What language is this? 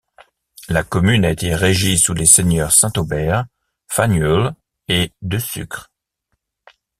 French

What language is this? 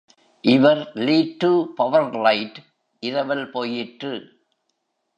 Tamil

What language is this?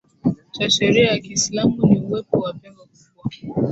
Swahili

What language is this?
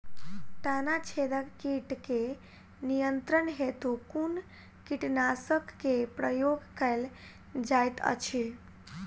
Maithili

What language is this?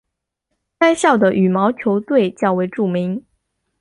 Chinese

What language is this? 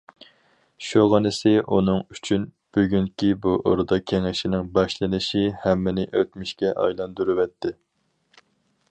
Uyghur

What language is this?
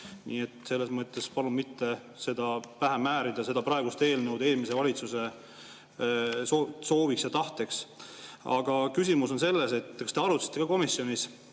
Estonian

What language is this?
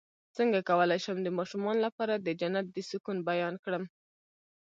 Pashto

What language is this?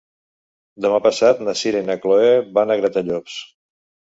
Catalan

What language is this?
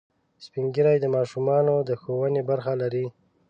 Pashto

